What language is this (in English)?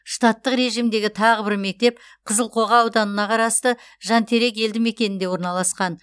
Kazakh